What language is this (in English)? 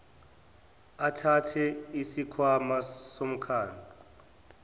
Zulu